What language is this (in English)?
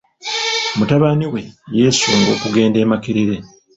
Ganda